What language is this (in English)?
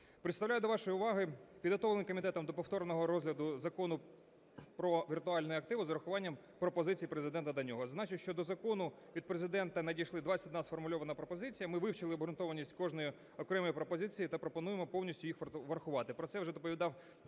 Ukrainian